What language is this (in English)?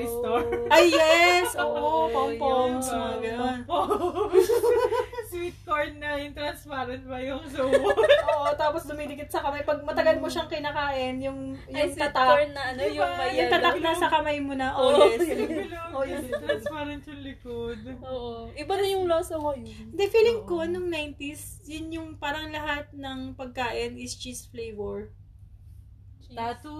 Filipino